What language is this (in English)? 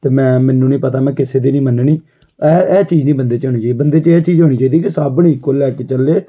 Punjabi